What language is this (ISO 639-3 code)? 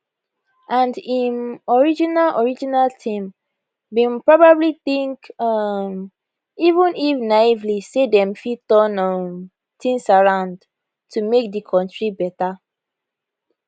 pcm